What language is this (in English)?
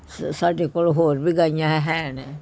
Punjabi